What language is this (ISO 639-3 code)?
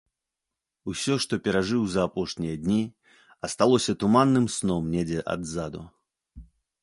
bel